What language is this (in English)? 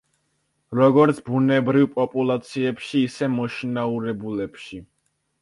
Georgian